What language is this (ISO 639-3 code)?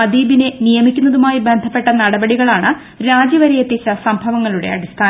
mal